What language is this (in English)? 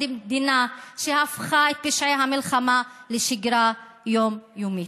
Hebrew